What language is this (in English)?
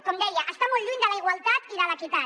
Catalan